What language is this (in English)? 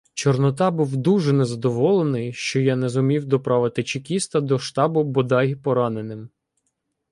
Ukrainian